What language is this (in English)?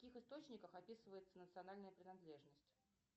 Russian